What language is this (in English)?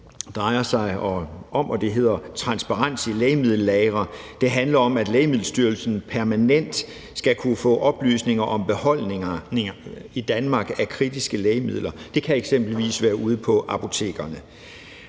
Danish